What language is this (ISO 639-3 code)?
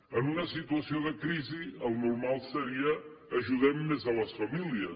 cat